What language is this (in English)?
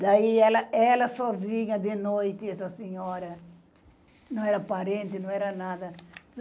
Portuguese